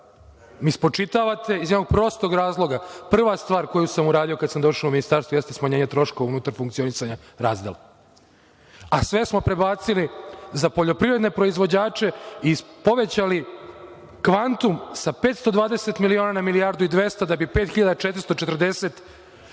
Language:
Serbian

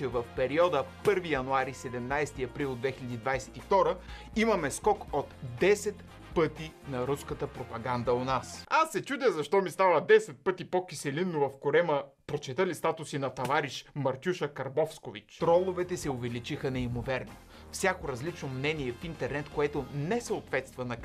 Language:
Bulgarian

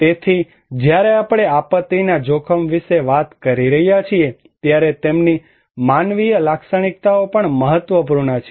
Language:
Gujarati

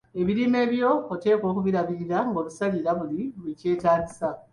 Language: Ganda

